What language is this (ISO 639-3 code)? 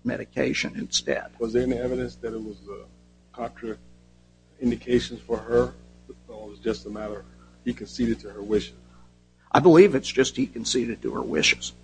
eng